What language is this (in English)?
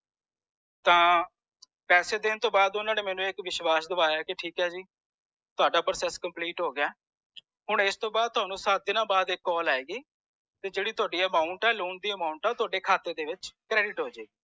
Punjabi